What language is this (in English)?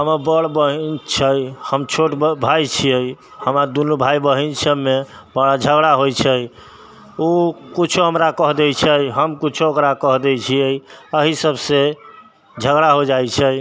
Maithili